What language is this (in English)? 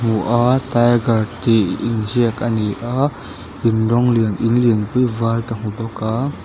Mizo